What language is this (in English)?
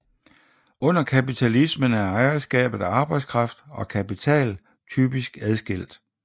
Danish